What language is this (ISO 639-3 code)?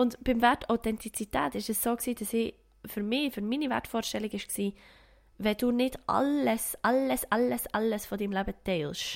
deu